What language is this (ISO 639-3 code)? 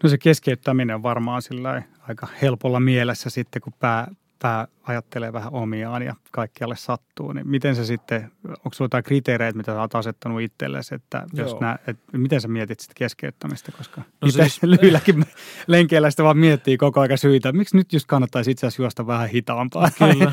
fin